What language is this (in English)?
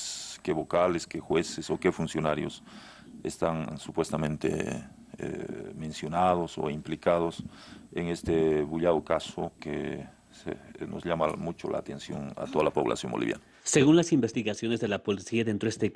Spanish